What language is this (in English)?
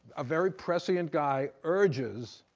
English